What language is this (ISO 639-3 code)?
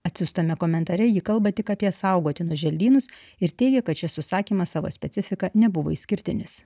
lit